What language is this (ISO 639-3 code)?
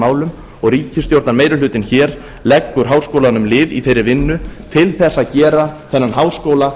isl